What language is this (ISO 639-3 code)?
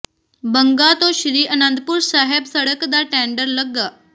pan